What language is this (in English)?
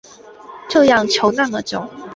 Chinese